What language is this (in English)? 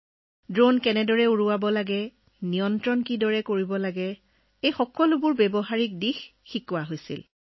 Assamese